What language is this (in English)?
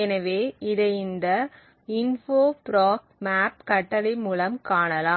Tamil